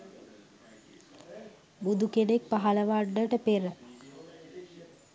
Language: Sinhala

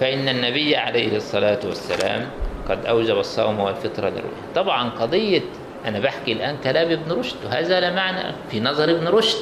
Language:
Arabic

